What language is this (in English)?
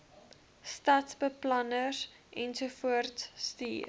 Afrikaans